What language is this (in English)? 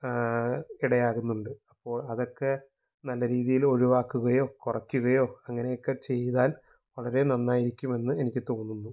Malayalam